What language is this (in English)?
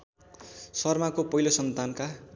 Nepali